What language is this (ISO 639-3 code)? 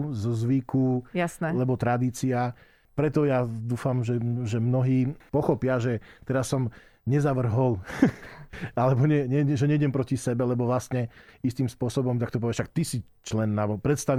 slk